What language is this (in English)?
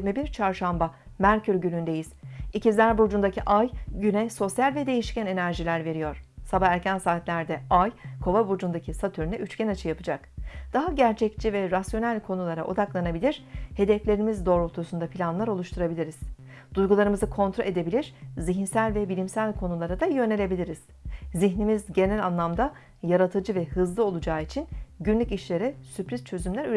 Turkish